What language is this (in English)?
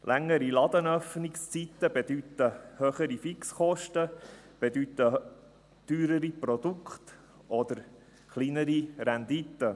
Swiss German